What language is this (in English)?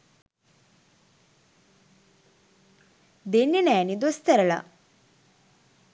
Sinhala